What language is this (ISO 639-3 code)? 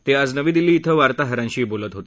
mar